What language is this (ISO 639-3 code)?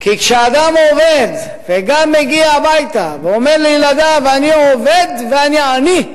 heb